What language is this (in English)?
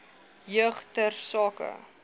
Afrikaans